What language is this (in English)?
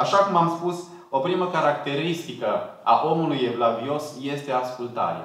Romanian